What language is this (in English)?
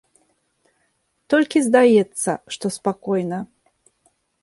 Belarusian